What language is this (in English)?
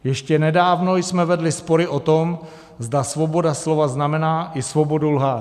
Czech